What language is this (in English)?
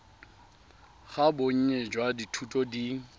Tswana